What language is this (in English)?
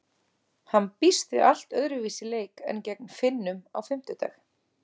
Icelandic